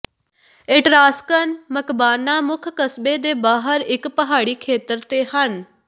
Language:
Punjabi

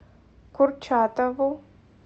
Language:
Russian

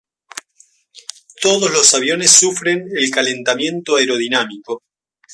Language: Spanish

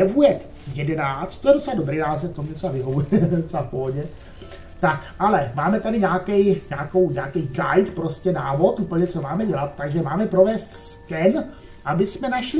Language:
Czech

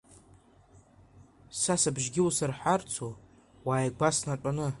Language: Abkhazian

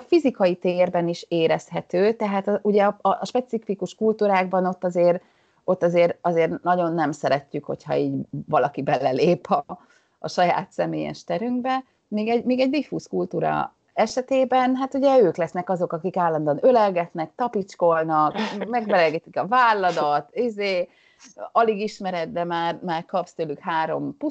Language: Hungarian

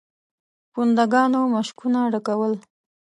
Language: Pashto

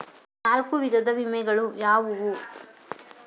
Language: Kannada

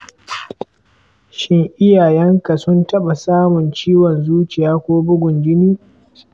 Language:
Hausa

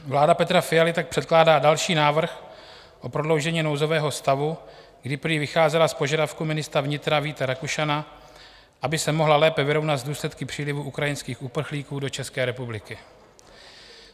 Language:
Czech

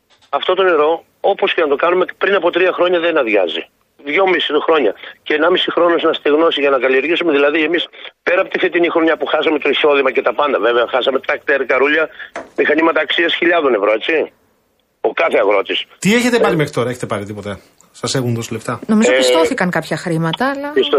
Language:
Greek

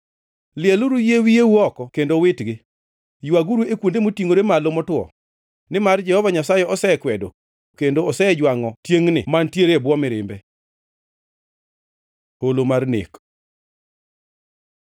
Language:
Luo (Kenya and Tanzania)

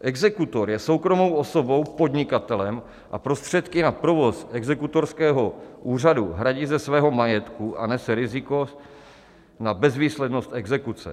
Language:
Czech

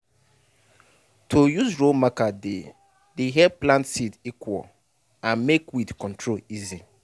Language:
Nigerian Pidgin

